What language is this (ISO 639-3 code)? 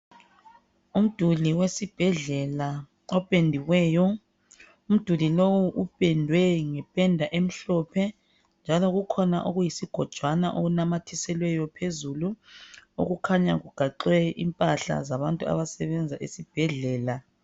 nde